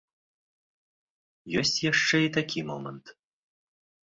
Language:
Belarusian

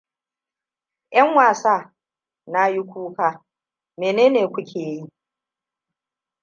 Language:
Hausa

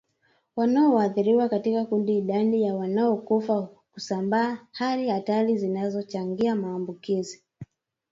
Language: Swahili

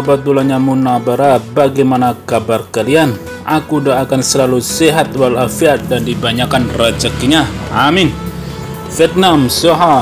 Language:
Indonesian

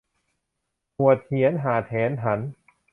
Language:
Thai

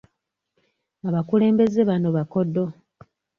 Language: Ganda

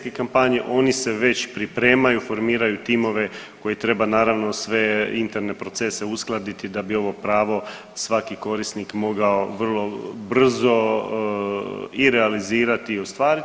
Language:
Croatian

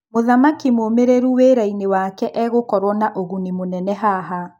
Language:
Kikuyu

